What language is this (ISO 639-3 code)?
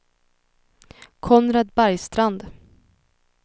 swe